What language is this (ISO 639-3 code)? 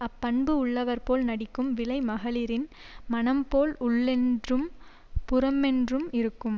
tam